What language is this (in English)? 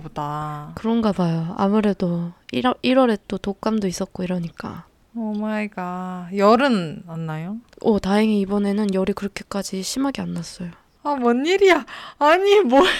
Korean